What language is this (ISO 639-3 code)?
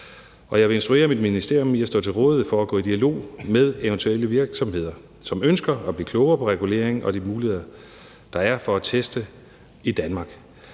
dan